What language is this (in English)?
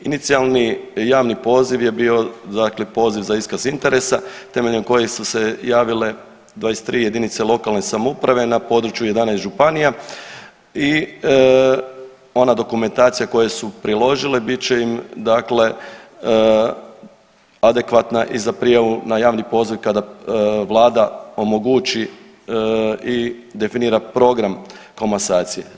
Croatian